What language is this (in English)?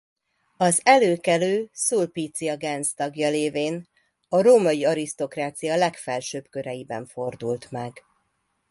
Hungarian